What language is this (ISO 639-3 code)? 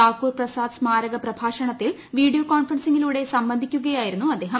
mal